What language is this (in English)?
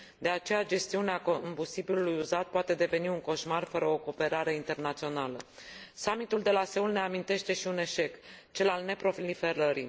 Romanian